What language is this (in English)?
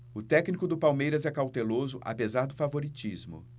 Portuguese